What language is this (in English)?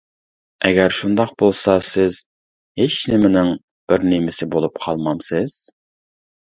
Uyghur